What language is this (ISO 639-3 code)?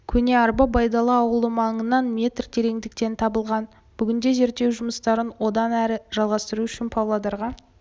kaz